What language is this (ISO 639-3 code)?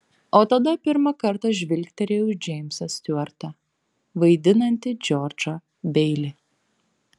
lit